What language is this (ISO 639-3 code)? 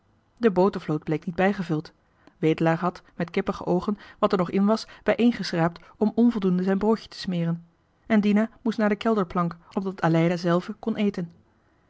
nld